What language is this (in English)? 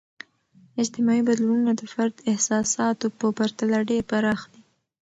Pashto